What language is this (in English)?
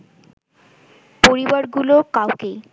Bangla